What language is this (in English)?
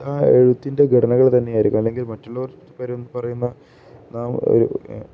Malayalam